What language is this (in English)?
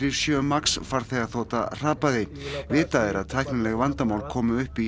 Icelandic